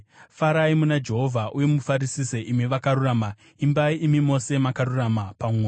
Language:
Shona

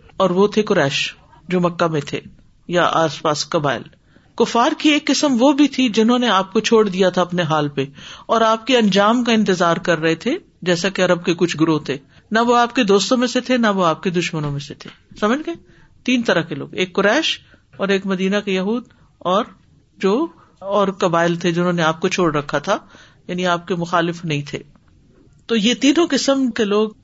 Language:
Urdu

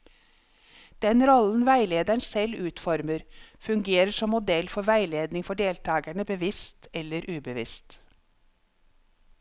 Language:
Norwegian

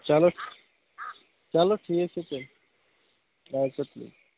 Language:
Kashmiri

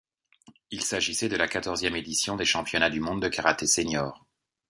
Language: French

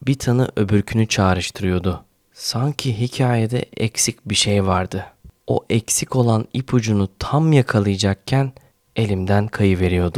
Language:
Turkish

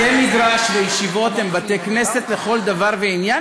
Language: Hebrew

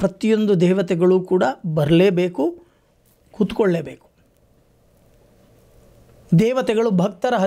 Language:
Hindi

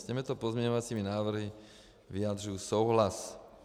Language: Czech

